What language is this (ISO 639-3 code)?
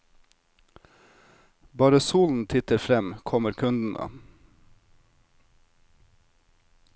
nor